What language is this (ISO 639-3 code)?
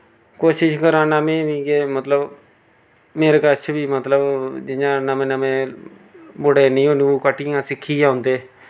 doi